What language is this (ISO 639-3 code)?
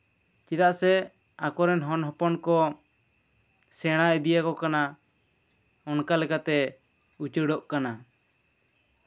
sat